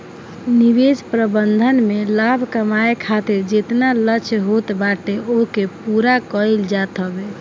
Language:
Bhojpuri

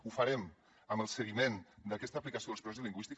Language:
Catalan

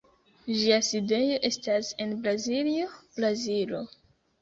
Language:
Esperanto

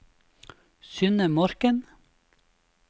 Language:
Norwegian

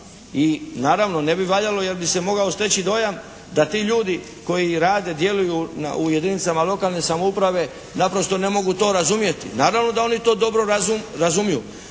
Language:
Croatian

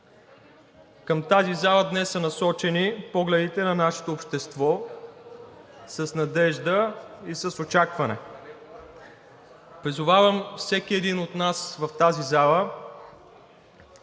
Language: Bulgarian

